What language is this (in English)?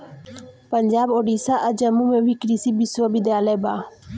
Bhojpuri